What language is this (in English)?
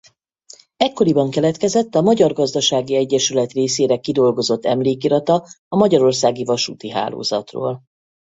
Hungarian